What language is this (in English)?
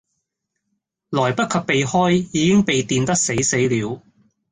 Cantonese